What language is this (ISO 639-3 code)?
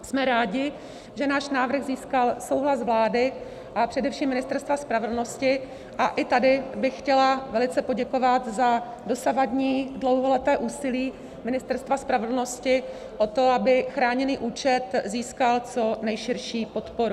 ces